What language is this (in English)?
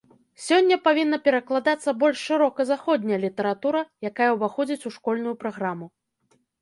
Belarusian